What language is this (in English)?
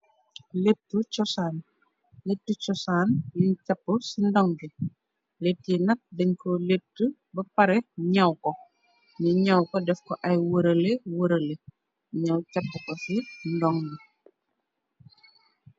Wolof